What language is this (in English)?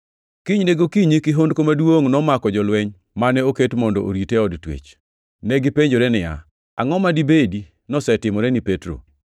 Luo (Kenya and Tanzania)